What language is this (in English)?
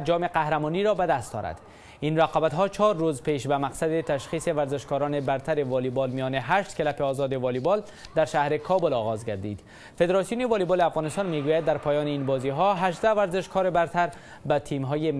Persian